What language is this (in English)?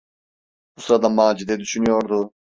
Turkish